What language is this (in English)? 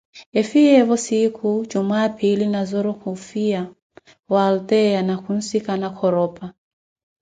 Koti